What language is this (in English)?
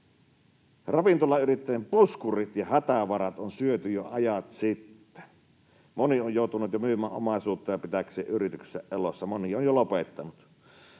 Finnish